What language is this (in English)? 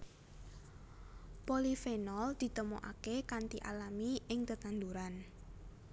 Javanese